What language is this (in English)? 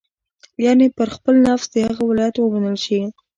Pashto